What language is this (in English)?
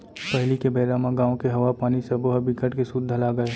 Chhattisgarhi